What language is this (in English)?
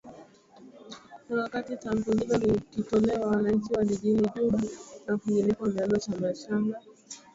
Swahili